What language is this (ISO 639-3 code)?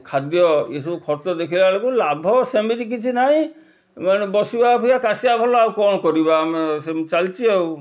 ori